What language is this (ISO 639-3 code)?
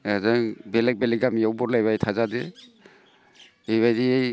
brx